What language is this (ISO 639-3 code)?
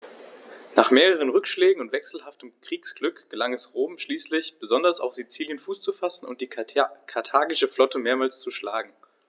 deu